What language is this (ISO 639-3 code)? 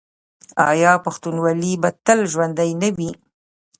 pus